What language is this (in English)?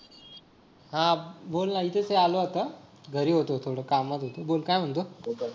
Marathi